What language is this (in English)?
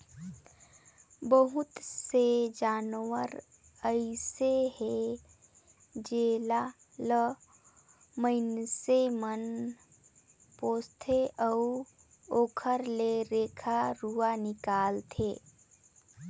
Chhattisgarhi